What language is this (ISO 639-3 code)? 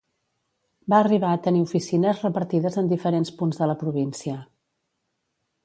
cat